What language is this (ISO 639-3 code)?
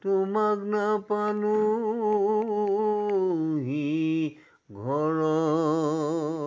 asm